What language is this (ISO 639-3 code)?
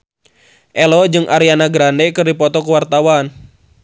sun